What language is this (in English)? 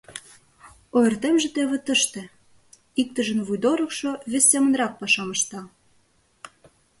Mari